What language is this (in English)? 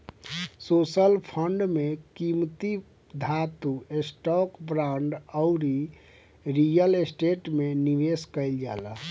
Bhojpuri